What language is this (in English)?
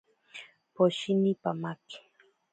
Ashéninka Perené